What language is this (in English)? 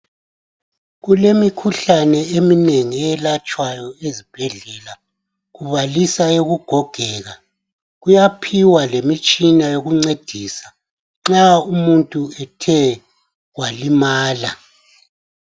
North Ndebele